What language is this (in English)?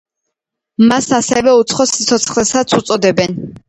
Georgian